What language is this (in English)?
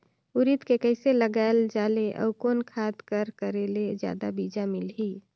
Chhattisgarhi